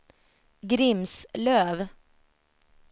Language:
Swedish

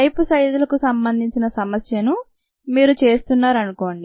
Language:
Telugu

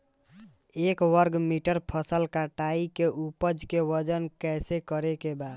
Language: Bhojpuri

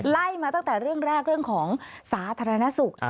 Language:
Thai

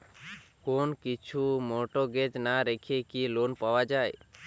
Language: Bangla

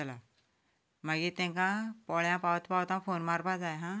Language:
Konkani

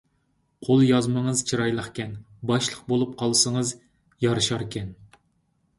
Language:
Uyghur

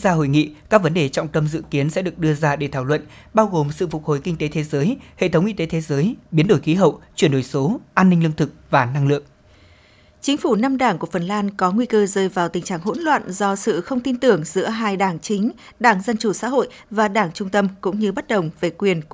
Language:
Vietnamese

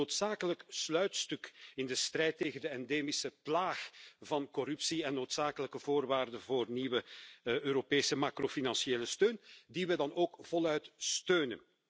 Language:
Dutch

